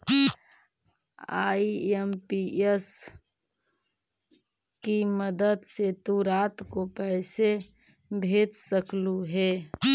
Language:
Magahi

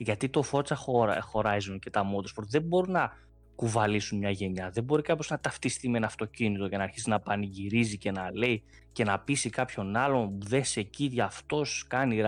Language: Greek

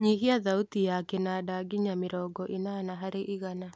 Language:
Kikuyu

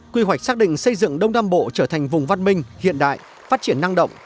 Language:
Vietnamese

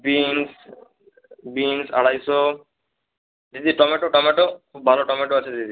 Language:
Bangla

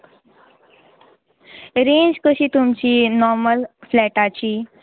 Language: Konkani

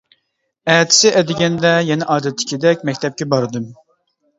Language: Uyghur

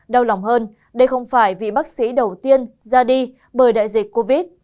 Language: Vietnamese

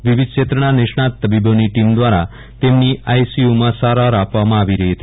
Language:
Gujarati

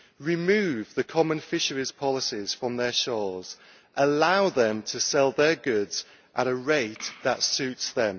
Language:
English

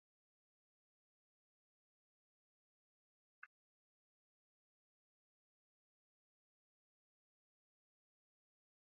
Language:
Esperanto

